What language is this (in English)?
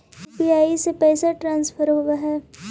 Magahi